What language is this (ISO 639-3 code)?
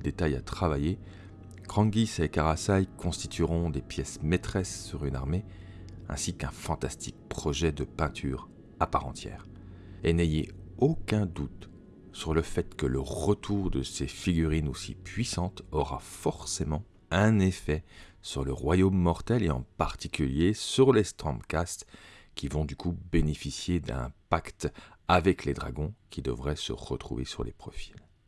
fra